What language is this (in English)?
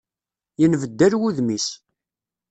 Kabyle